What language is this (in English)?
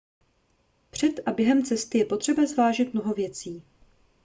Czech